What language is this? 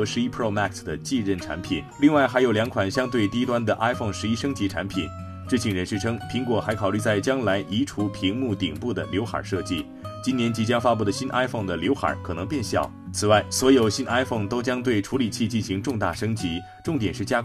Chinese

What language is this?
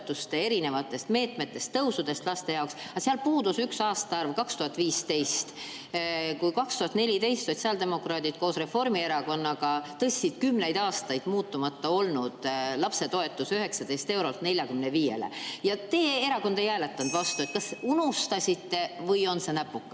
Estonian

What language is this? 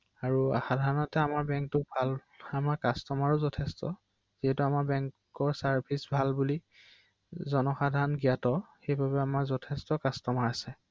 Assamese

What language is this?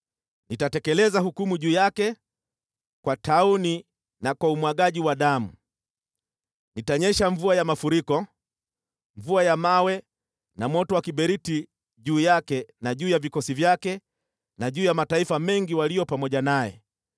Swahili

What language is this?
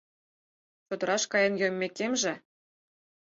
Mari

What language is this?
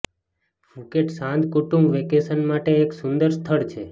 Gujarati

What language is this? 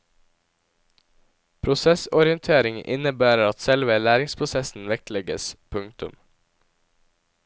Norwegian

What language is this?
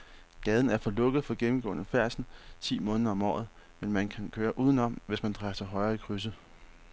Danish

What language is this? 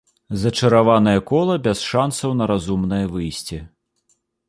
Belarusian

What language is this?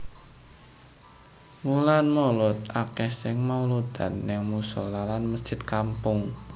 Javanese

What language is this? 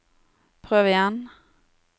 Norwegian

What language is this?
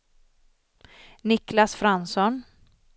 Swedish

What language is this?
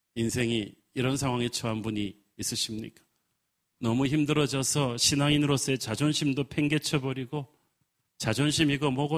Korean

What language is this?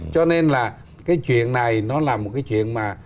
Vietnamese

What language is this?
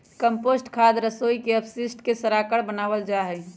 Magahi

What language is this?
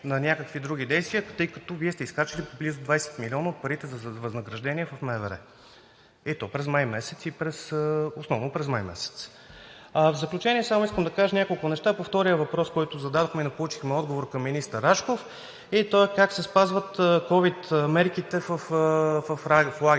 Bulgarian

